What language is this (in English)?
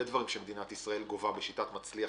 Hebrew